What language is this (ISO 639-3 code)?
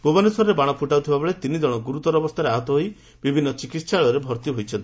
ori